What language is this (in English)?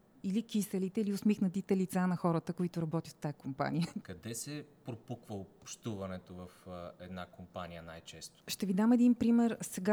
Bulgarian